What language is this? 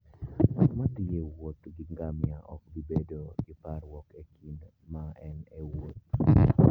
Luo (Kenya and Tanzania)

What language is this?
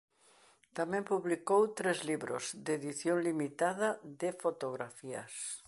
Galician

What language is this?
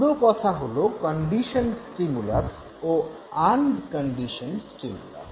Bangla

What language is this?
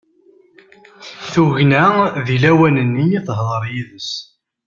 Kabyle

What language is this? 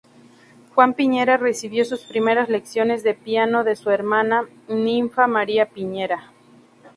Spanish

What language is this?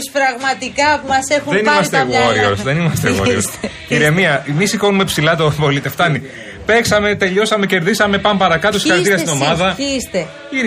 Greek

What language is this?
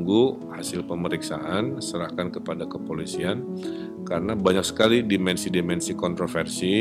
Indonesian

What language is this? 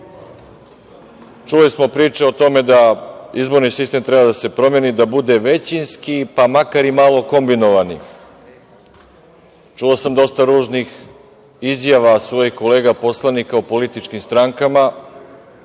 Serbian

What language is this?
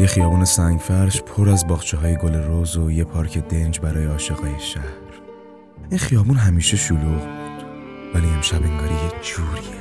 Persian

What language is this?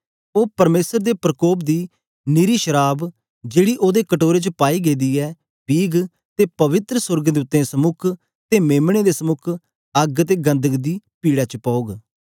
Dogri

